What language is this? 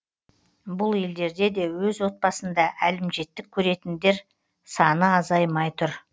Kazakh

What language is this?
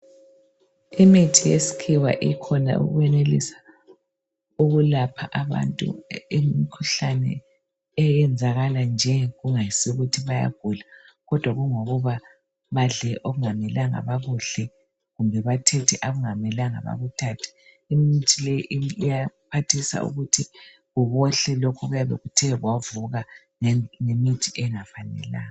North Ndebele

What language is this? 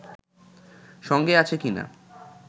Bangla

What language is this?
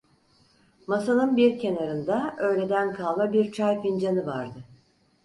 Turkish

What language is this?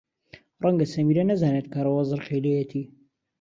Central Kurdish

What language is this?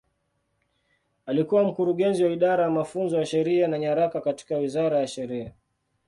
Swahili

